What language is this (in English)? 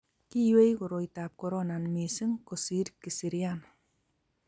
Kalenjin